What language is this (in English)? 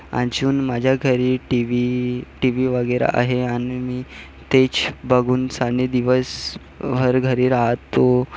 Marathi